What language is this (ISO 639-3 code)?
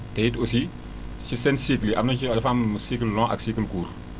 wol